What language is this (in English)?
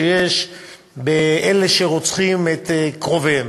Hebrew